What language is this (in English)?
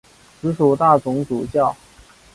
Chinese